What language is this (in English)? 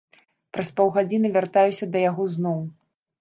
Belarusian